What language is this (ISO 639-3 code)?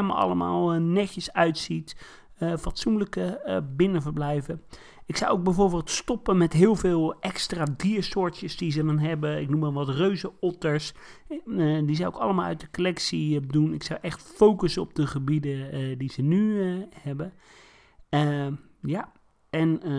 nld